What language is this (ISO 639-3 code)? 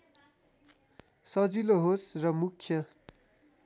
nep